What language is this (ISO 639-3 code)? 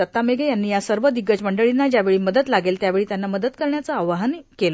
mar